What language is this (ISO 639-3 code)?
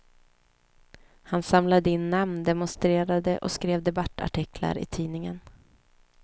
swe